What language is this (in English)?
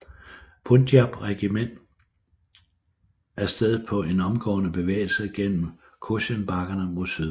Danish